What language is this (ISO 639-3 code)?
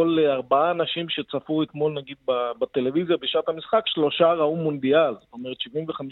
heb